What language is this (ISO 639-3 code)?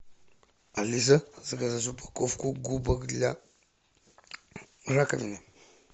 rus